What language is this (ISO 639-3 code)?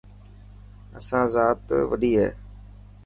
mki